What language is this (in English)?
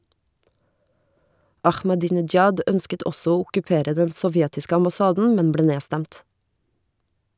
Norwegian